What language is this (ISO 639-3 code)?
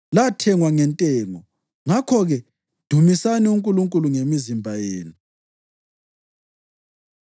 nde